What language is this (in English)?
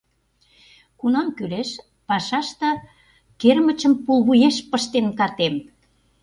Mari